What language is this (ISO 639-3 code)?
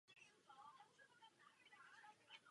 ces